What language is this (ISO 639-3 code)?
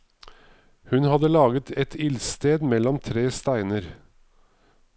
nor